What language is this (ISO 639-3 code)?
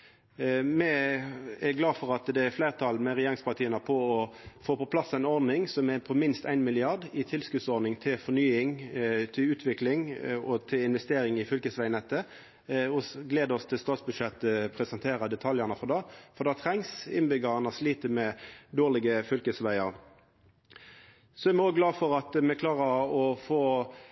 nno